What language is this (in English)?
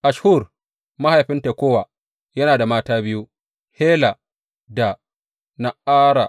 Hausa